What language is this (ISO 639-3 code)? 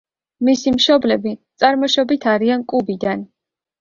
kat